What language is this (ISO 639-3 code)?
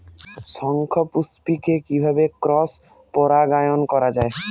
ben